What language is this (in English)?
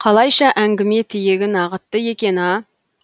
Kazakh